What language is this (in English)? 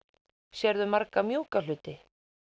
Icelandic